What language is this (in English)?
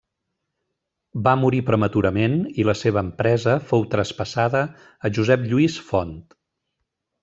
Catalan